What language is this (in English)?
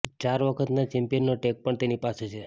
Gujarati